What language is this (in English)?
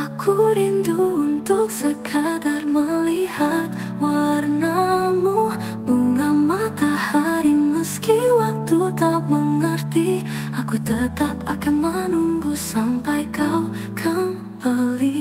Indonesian